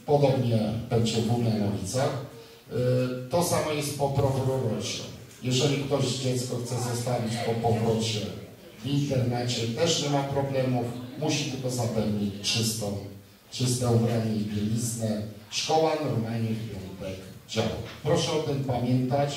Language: Polish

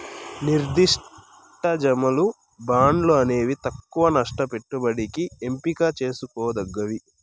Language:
Telugu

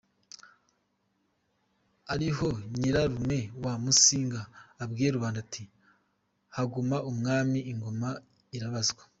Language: Kinyarwanda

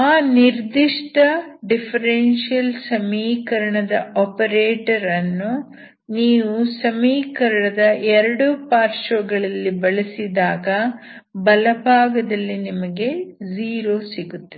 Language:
Kannada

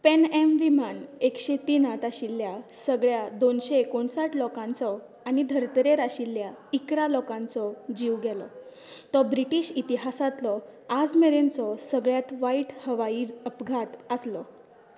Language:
Konkani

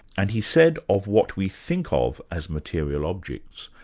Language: English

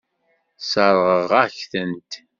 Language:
Kabyle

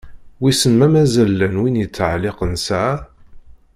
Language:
Kabyle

